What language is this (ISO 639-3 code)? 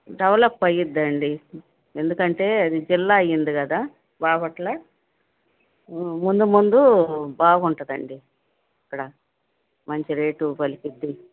tel